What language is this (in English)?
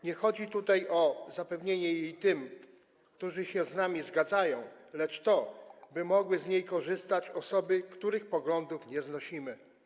Polish